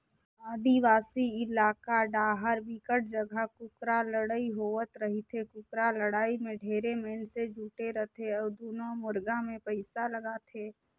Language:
Chhattisgarhi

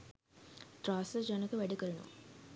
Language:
Sinhala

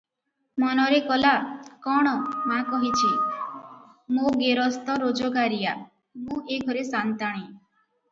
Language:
Odia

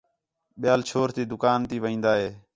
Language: Khetrani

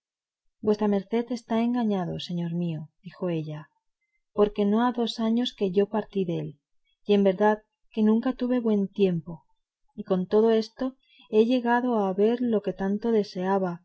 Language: Spanish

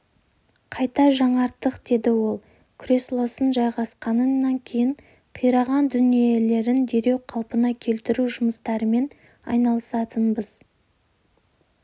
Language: Kazakh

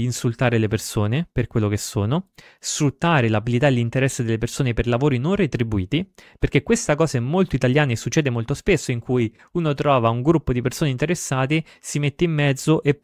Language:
Italian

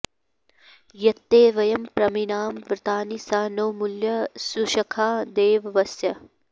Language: Sanskrit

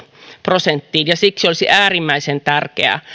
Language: Finnish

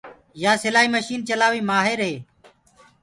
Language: Gurgula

